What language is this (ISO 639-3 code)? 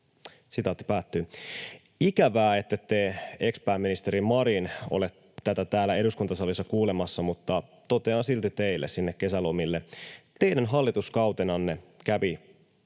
fin